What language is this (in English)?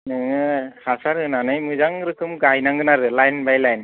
Bodo